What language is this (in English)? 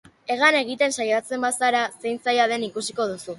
Basque